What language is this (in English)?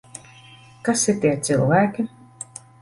Latvian